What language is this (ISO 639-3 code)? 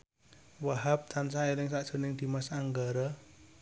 jav